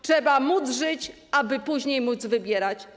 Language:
Polish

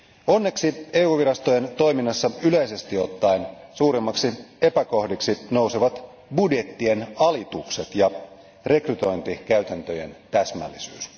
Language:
Finnish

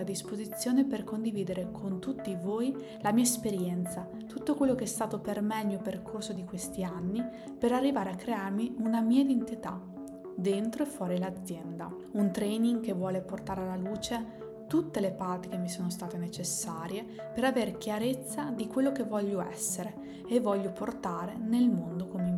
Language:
Italian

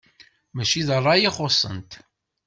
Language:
Kabyle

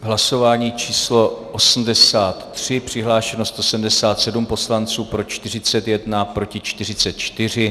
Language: Czech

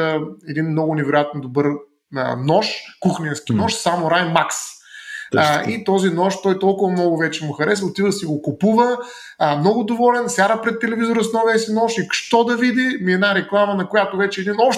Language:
Bulgarian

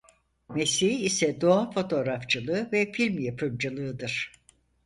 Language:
Turkish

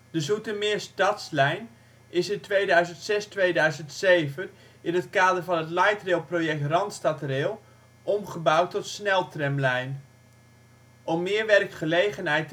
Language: Dutch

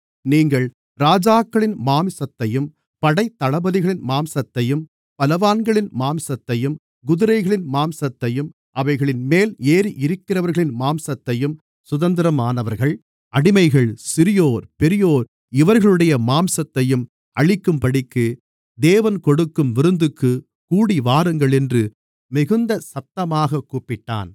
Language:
Tamil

